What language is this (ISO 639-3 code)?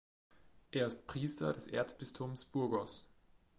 deu